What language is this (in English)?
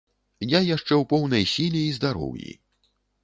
Belarusian